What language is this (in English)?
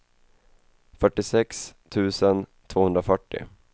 Swedish